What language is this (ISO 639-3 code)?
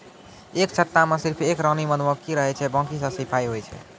mai